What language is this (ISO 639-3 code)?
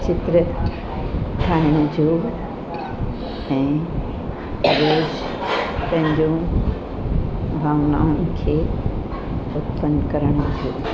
snd